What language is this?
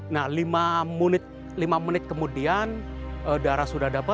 Indonesian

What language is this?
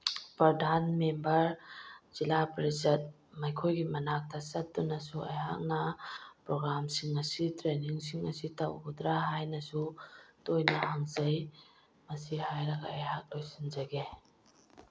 Manipuri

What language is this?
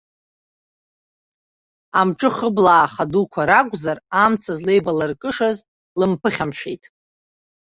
Abkhazian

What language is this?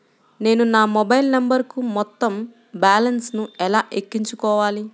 Telugu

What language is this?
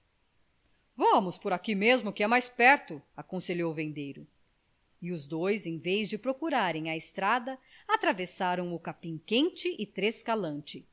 Portuguese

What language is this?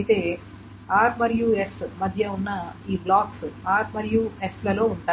Telugu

